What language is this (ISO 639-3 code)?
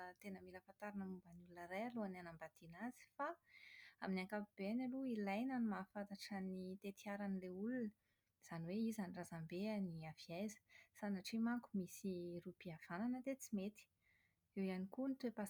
mlg